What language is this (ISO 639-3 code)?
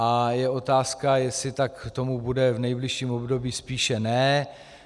ces